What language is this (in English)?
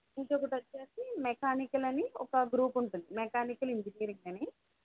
Telugu